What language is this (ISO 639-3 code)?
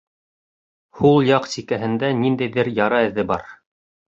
bak